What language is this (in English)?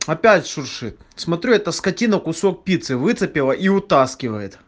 Russian